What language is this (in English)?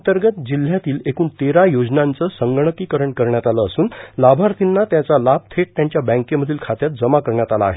Marathi